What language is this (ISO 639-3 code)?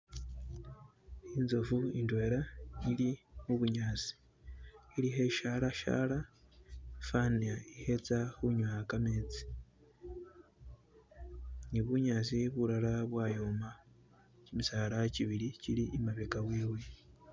myx